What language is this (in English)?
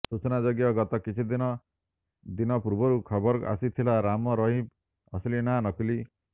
Odia